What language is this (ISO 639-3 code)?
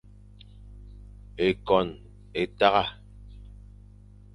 fan